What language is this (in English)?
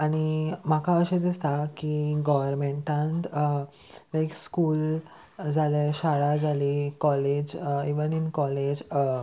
Konkani